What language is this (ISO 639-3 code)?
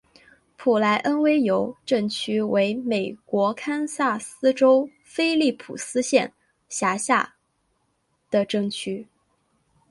zho